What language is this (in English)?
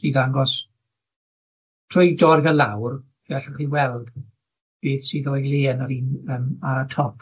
Welsh